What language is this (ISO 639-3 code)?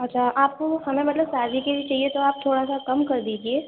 urd